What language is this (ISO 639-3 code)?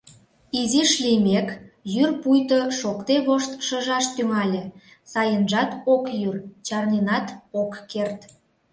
chm